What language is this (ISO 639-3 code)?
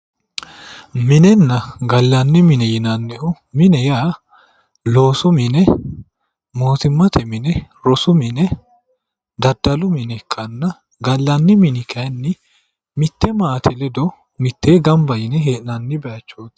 sid